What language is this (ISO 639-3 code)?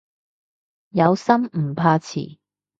yue